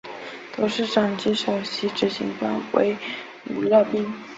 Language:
Chinese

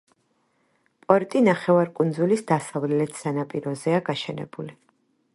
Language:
Georgian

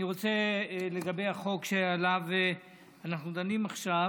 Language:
Hebrew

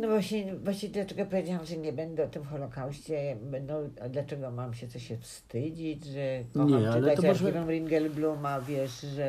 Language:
Polish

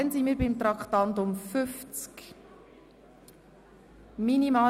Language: Swiss German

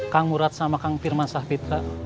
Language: Indonesian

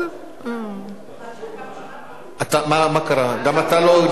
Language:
Hebrew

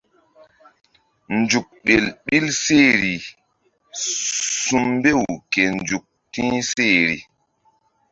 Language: Mbum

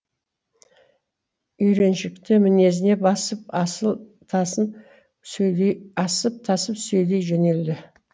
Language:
Kazakh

